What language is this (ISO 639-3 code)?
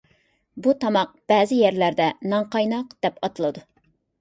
uig